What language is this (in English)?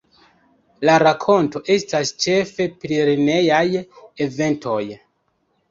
Esperanto